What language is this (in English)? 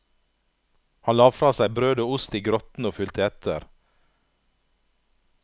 Norwegian